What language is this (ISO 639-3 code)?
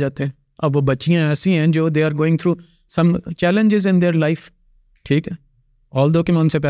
urd